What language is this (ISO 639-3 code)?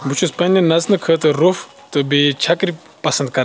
kas